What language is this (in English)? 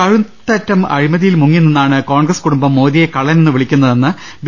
Malayalam